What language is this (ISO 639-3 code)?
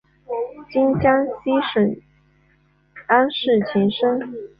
zho